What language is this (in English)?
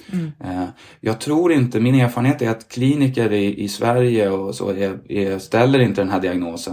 Swedish